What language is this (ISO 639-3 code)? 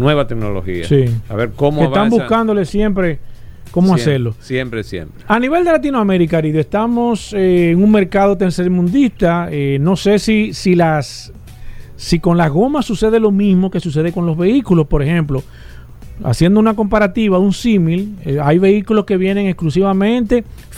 spa